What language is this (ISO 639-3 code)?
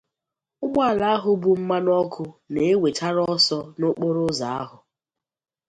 ibo